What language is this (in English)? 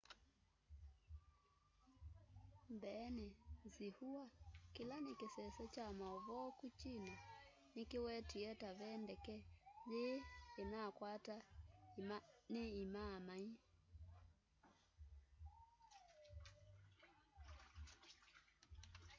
Kamba